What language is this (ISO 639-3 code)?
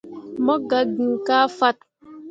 mua